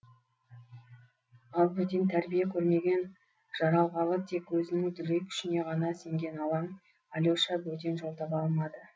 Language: Kazakh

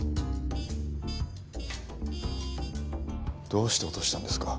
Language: Japanese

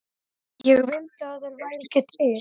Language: Icelandic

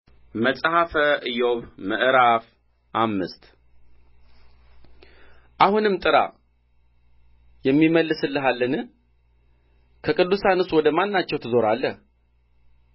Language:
Amharic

